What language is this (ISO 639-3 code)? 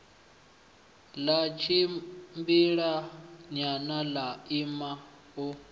ven